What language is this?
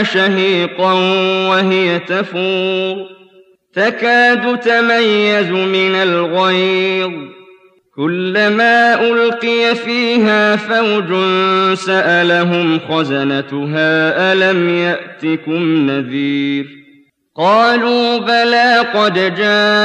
Arabic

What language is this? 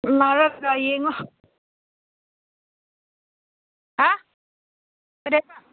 Manipuri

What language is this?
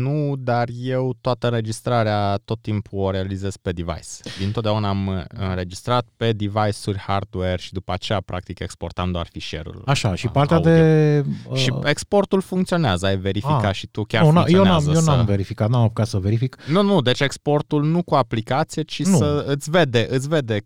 Romanian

